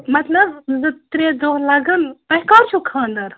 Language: Kashmiri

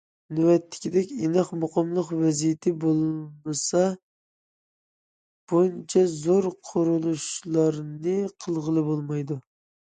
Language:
Uyghur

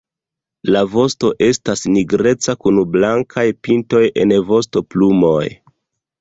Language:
Esperanto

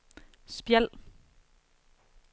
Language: Danish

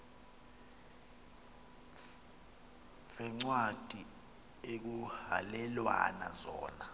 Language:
Xhosa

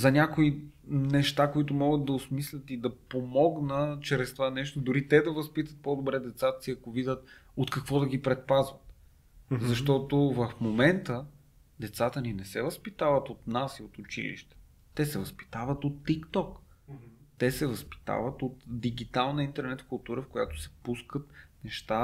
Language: Bulgarian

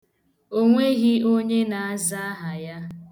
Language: Igbo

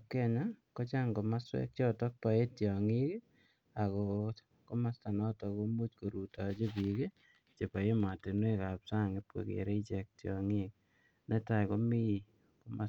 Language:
Kalenjin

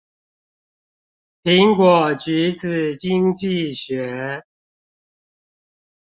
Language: Chinese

